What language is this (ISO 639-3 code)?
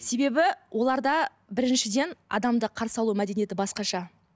kaz